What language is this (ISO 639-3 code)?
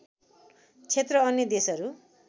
nep